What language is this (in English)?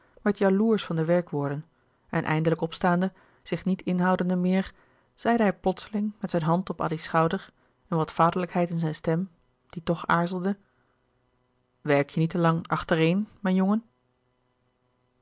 Dutch